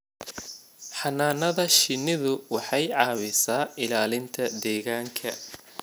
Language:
Somali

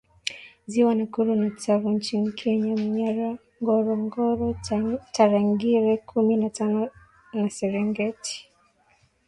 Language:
Swahili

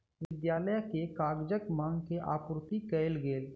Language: Maithili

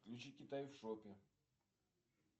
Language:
Russian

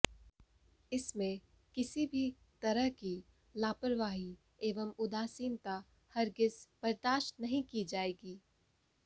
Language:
Hindi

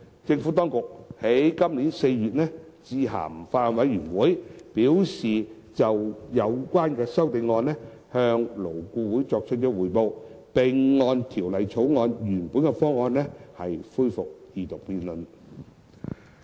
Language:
Cantonese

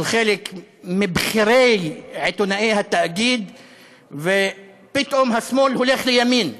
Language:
Hebrew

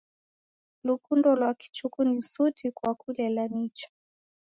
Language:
Taita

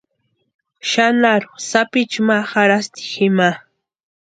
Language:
Western Highland Purepecha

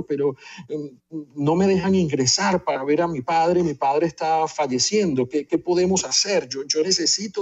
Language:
Spanish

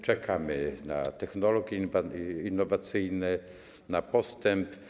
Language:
Polish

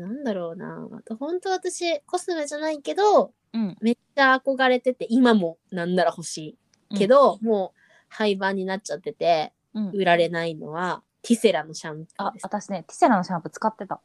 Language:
Japanese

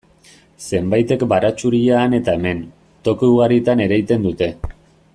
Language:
Basque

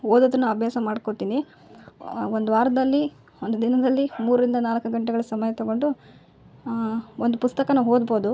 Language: Kannada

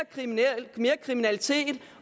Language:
Danish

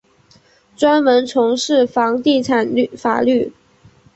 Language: Chinese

